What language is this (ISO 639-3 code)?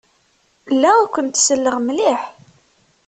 kab